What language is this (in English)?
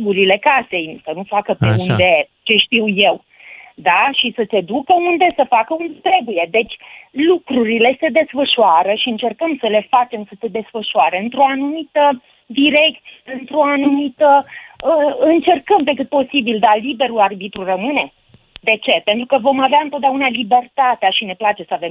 Romanian